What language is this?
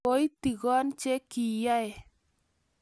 Kalenjin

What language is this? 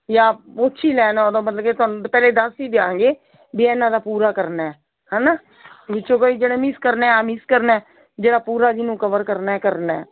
Punjabi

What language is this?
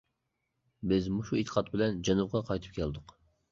Uyghur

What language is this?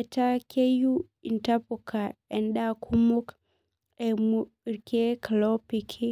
Masai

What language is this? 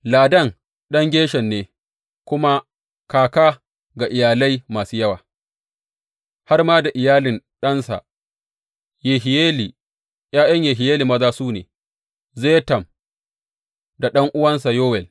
Hausa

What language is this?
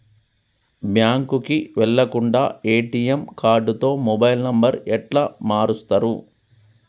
Telugu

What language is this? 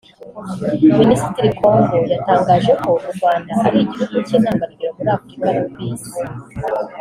Kinyarwanda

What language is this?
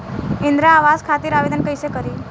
Bhojpuri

